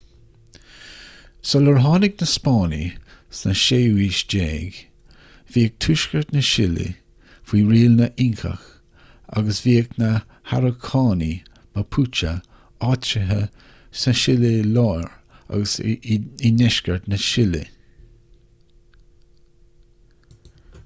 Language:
Irish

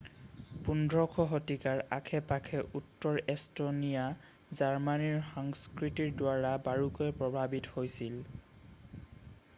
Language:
Assamese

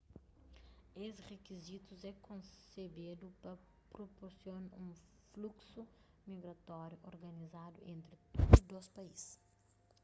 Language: Kabuverdianu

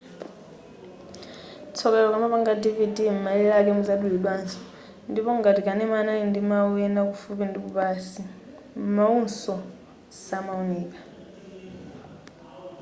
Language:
Nyanja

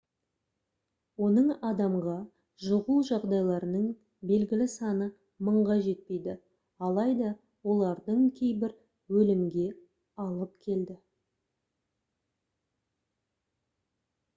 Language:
Kazakh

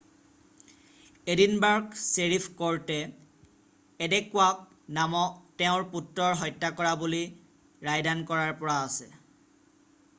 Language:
Assamese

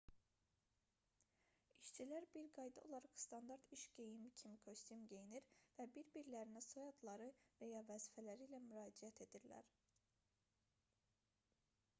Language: Azerbaijani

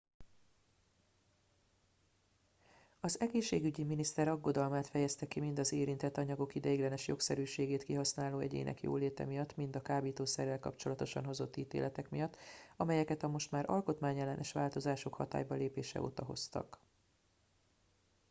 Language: Hungarian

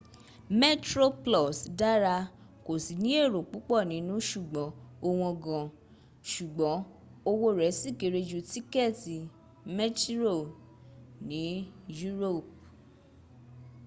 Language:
Yoruba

